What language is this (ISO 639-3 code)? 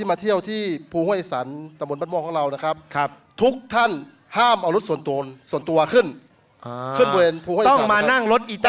tha